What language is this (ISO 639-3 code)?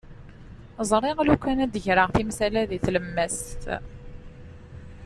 kab